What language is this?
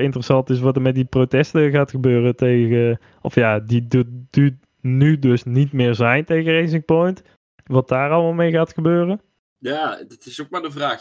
Dutch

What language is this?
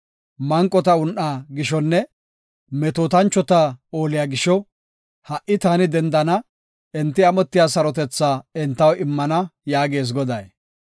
Gofa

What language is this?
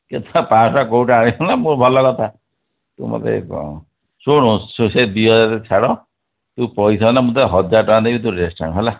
Odia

